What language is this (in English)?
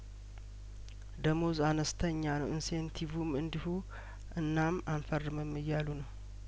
Amharic